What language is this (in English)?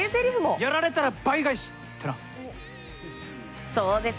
Japanese